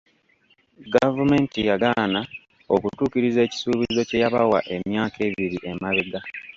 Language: Ganda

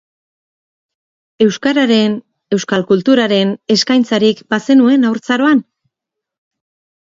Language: Basque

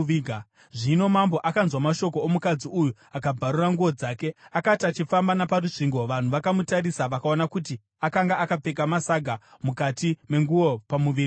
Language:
Shona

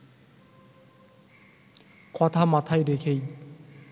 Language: Bangla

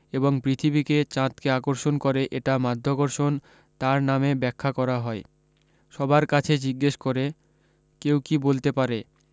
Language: Bangla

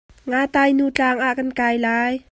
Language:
Hakha Chin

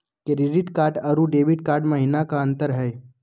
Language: Magahi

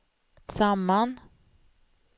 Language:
Swedish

